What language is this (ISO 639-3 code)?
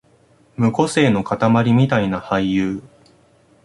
jpn